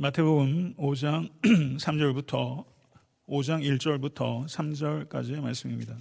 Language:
Korean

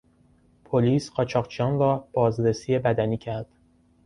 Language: Persian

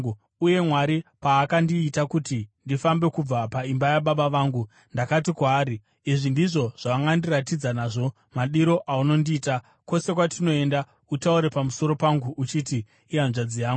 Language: Shona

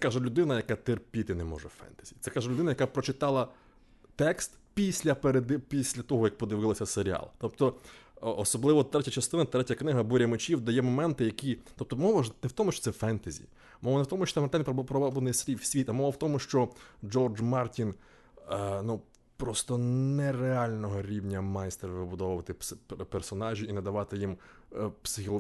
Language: Ukrainian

